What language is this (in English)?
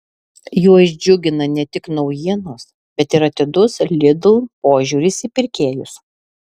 Lithuanian